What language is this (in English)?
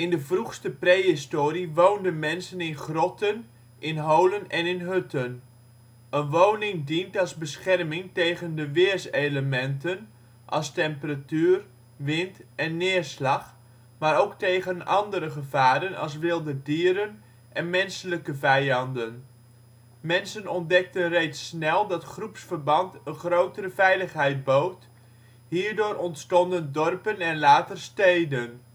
Dutch